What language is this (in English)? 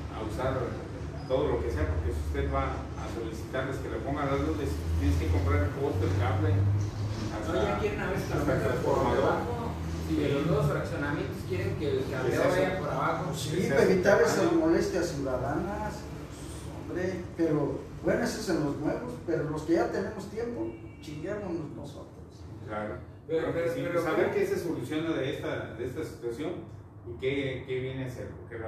Spanish